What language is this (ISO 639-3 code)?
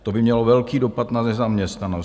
ces